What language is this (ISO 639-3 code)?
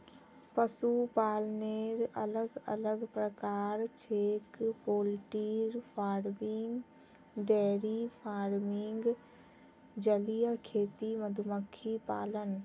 mag